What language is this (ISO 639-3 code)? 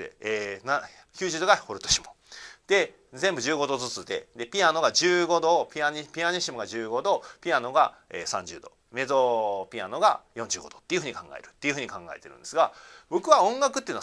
jpn